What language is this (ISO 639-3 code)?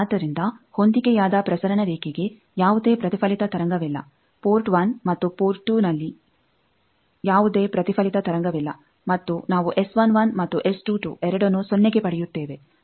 kan